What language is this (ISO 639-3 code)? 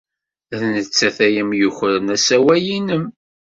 kab